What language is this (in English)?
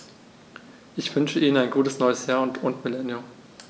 German